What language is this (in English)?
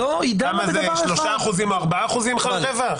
Hebrew